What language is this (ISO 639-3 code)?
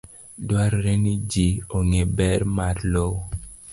luo